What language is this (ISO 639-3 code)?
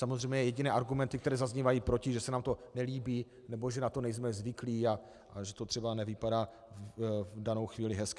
ces